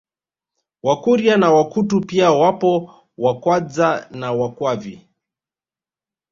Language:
Swahili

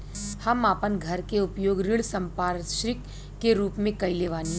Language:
Bhojpuri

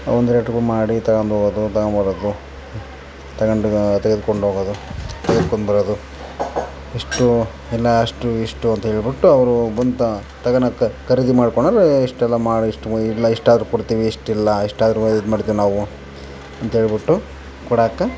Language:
Kannada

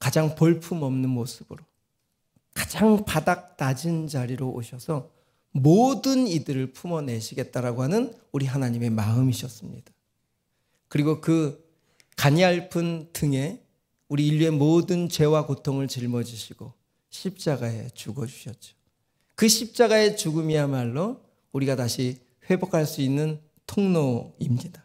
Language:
Korean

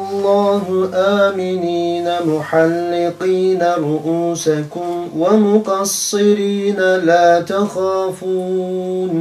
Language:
Turkish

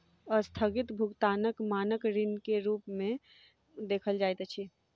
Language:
Maithili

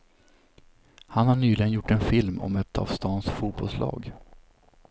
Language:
Swedish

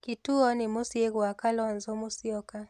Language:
Kikuyu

